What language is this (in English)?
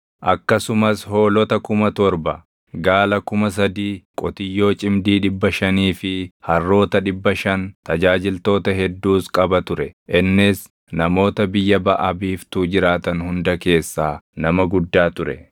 Oromo